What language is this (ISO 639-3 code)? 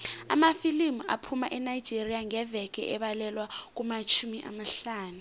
nbl